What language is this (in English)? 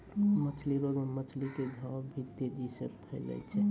Maithili